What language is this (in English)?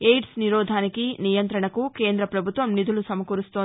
Telugu